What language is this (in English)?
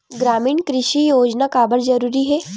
Chhattisgarhi